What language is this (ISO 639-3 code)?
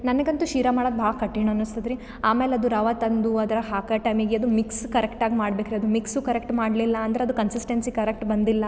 kan